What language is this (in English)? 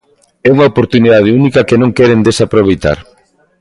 Galician